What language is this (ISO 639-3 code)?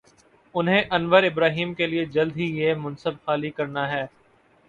urd